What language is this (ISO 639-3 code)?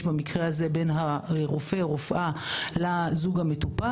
heb